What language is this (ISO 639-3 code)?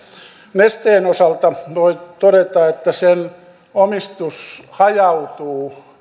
fin